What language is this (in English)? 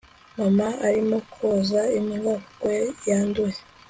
Kinyarwanda